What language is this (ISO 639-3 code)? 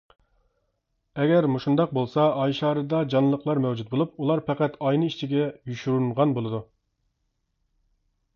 uig